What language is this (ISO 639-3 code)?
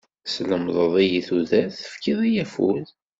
kab